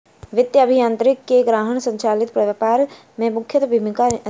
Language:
Maithili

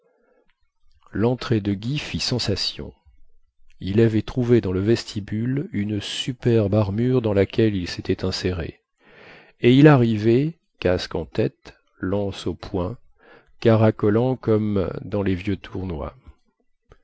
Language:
French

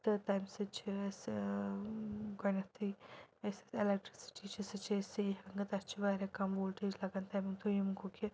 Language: Kashmiri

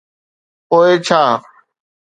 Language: Sindhi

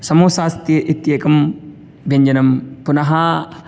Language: Sanskrit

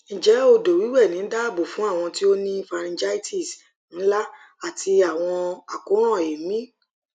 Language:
Yoruba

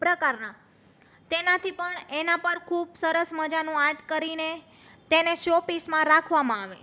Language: Gujarati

